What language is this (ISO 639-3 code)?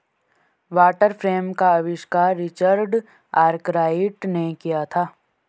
hin